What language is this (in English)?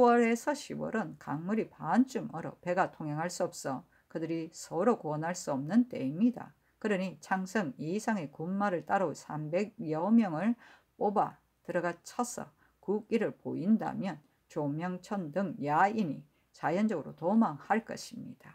Korean